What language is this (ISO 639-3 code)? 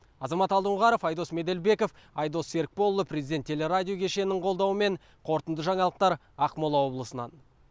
kaz